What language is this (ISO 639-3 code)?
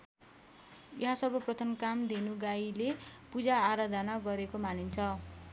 nep